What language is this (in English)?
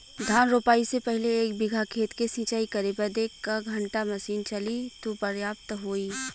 Bhojpuri